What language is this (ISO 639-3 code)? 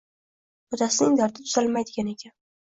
uzb